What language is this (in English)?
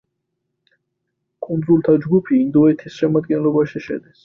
Georgian